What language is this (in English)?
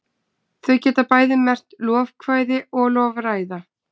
Icelandic